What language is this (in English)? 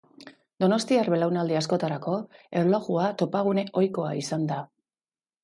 Basque